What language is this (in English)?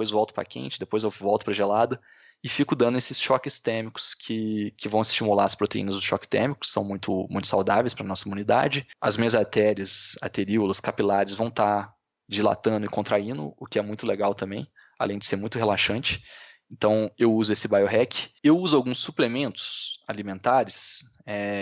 Portuguese